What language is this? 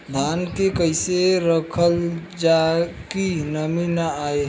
Bhojpuri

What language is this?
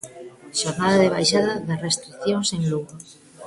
Galician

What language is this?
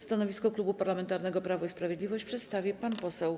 Polish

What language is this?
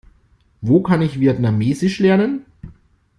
German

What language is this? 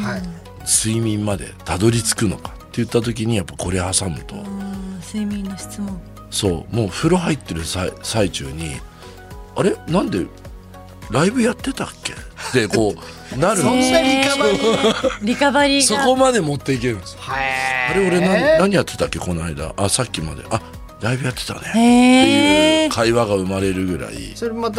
Japanese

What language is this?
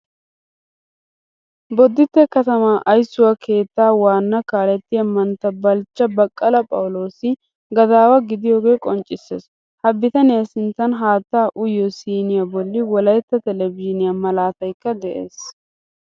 Wolaytta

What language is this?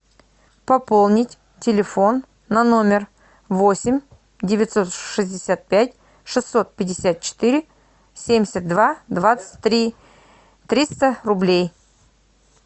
Russian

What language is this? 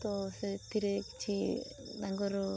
Odia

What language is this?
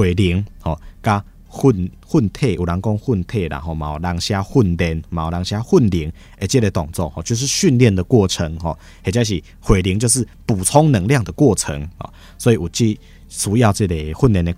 Chinese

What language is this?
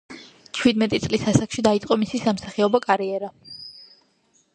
Georgian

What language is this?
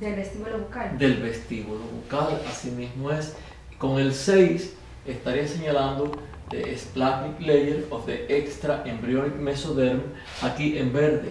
Spanish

